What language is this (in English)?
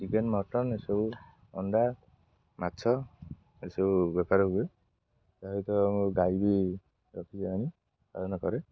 Odia